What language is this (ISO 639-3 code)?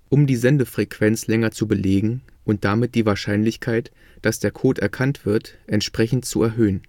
deu